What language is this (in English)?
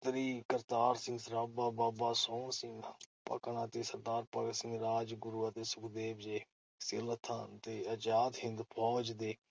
Punjabi